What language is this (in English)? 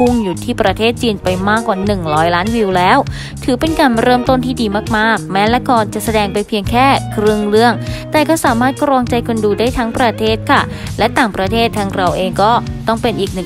Thai